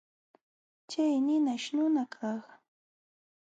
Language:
Jauja Wanca Quechua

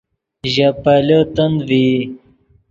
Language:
Yidgha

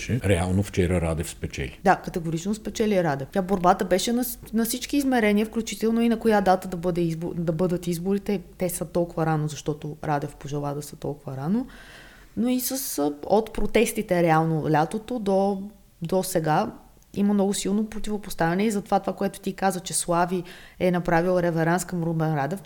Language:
Bulgarian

